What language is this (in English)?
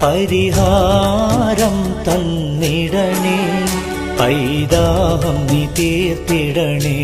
Malayalam